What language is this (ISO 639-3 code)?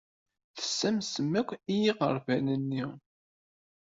kab